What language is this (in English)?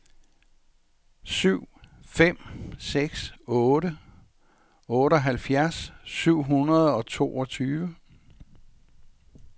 Danish